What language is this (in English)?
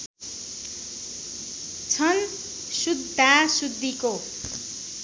Nepali